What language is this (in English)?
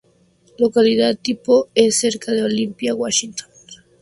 Spanish